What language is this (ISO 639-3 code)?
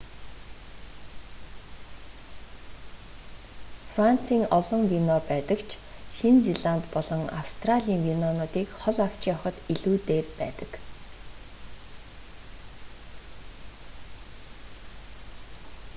mon